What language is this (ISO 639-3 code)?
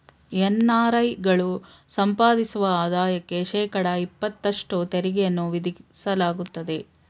kan